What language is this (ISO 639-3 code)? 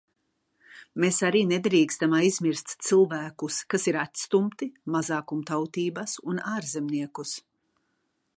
lav